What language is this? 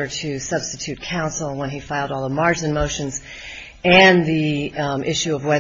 English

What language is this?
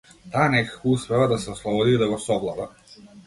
Macedonian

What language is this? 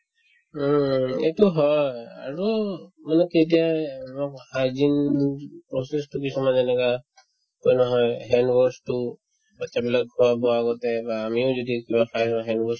Assamese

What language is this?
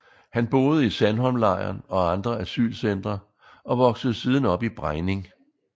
Danish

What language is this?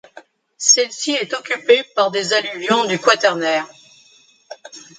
French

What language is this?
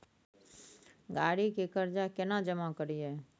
Maithili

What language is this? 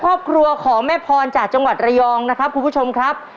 Thai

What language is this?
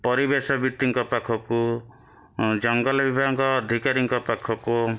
Odia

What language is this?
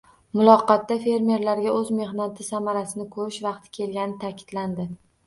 Uzbek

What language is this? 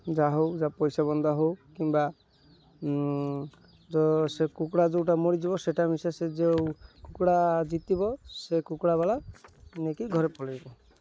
Odia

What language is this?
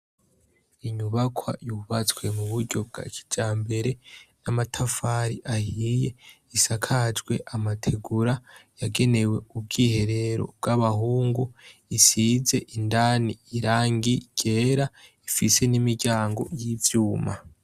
Rundi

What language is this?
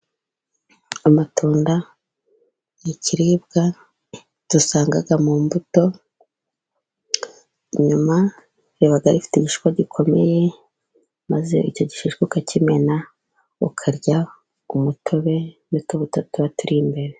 Kinyarwanda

